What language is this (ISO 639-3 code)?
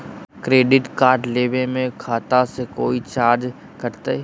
mag